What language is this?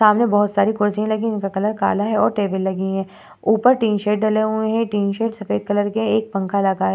Hindi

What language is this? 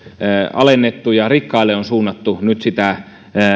Finnish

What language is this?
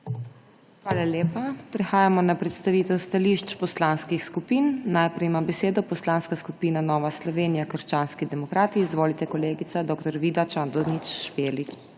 Slovenian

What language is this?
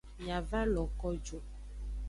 Aja (Benin)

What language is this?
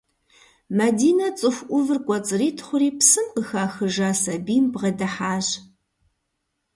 Kabardian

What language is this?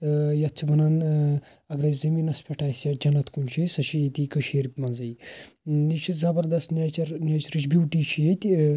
Kashmiri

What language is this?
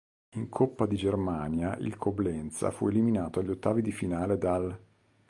Italian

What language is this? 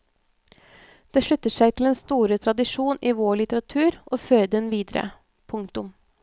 Norwegian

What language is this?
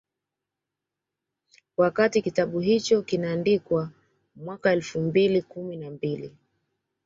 Swahili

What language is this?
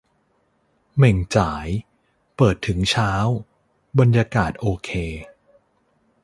Thai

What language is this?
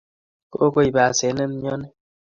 Kalenjin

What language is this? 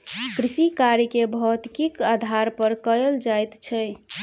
Maithili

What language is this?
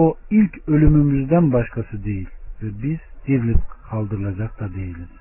Turkish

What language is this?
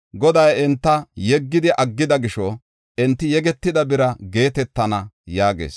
Gofa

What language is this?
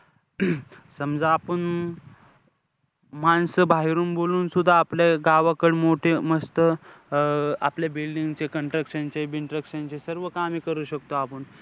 Marathi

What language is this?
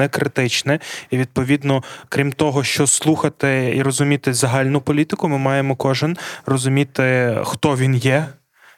Ukrainian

